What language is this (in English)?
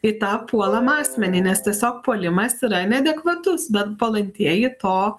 Lithuanian